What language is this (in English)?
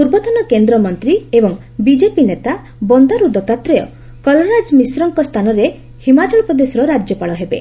Odia